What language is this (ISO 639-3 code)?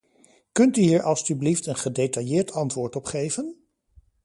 nld